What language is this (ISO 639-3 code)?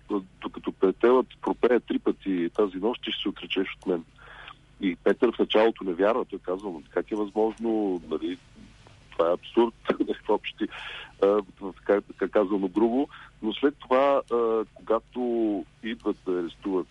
bul